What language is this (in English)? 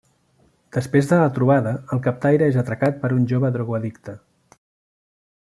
Catalan